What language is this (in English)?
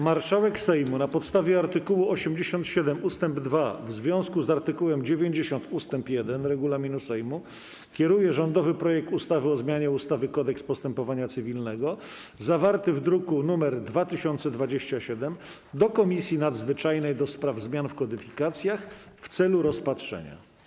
Polish